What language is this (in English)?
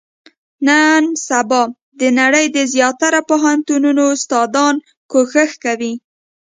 Pashto